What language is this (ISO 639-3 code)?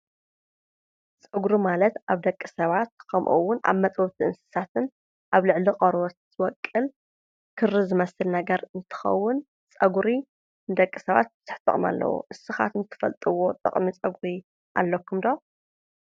tir